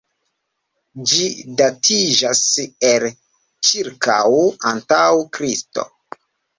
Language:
Esperanto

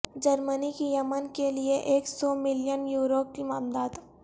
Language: Urdu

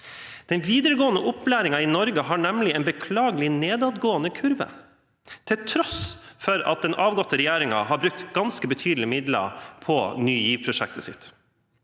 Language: Norwegian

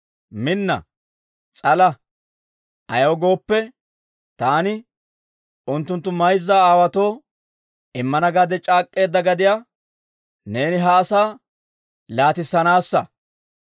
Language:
Dawro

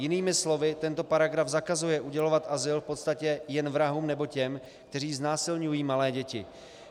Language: Czech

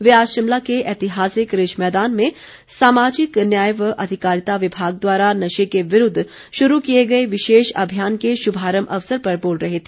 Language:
Hindi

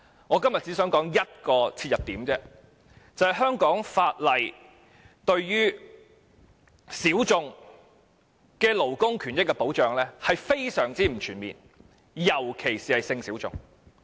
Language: Cantonese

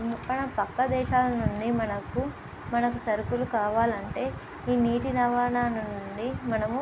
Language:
Telugu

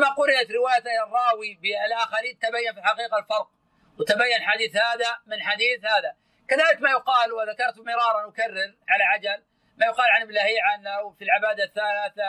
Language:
Arabic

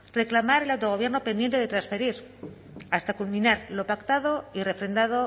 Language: Spanish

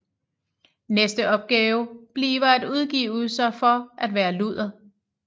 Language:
Danish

